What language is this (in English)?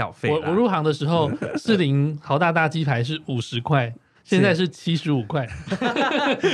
Chinese